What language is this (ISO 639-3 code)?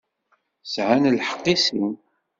kab